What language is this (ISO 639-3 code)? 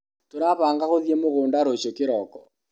kik